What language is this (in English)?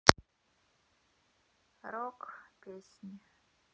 Russian